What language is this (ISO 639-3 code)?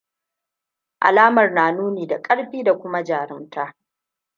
hau